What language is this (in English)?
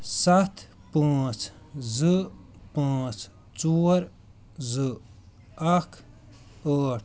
Kashmiri